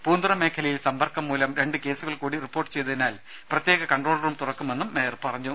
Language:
Malayalam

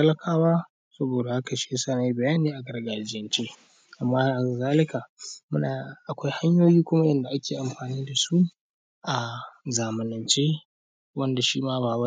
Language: Hausa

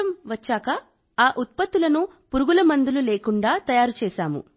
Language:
Telugu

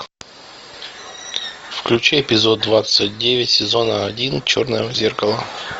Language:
Russian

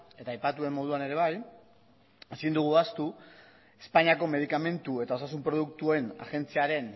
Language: Basque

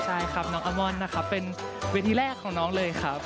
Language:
Thai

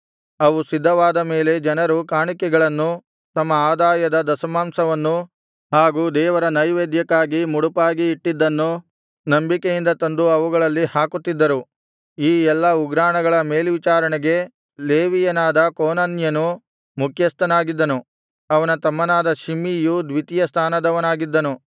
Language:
Kannada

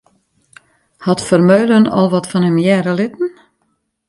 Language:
Western Frisian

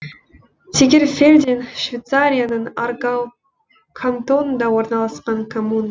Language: Kazakh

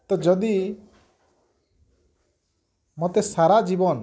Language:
Odia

